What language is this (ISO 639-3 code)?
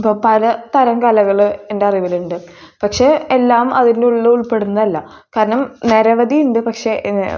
mal